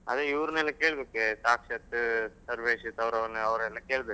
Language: Kannada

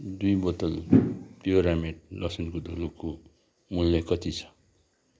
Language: Nepali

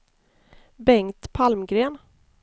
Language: Swedish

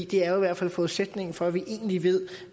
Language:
Danish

